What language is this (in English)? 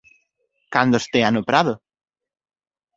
Galician